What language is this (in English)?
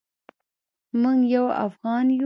Pashto